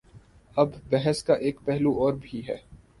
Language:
Urdu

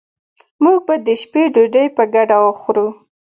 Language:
Pashto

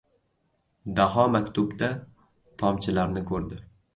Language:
Uzbek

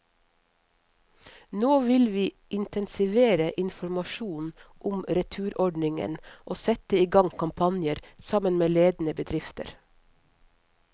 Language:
Norwegian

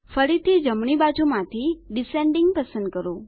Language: Gujarati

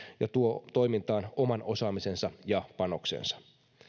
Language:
Finnish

